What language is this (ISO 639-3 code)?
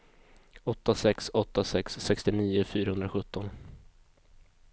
swe